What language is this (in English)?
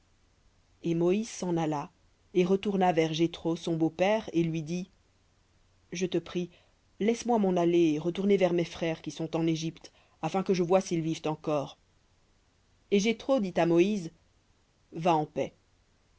French